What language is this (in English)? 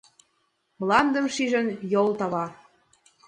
Mari